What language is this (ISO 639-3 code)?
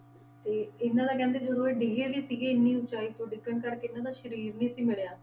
pan